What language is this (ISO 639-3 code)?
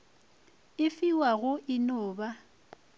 nso